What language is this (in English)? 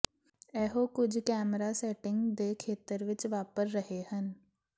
Punjabi